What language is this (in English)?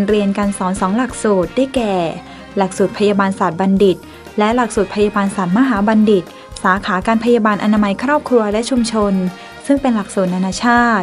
Thai